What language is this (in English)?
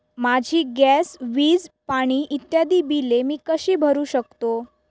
Marathi